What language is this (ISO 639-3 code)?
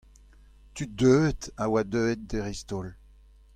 bre